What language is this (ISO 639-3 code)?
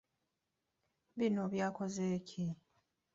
lug